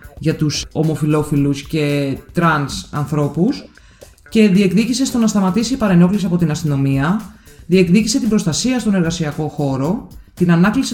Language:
Greek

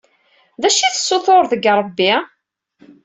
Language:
Kabyle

